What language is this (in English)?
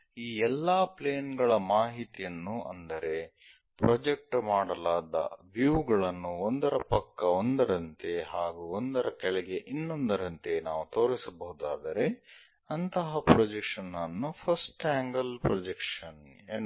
Kannada